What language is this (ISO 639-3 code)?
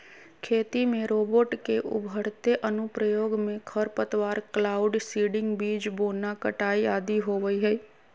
mag